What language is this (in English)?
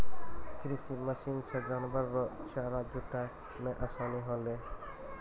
Maithili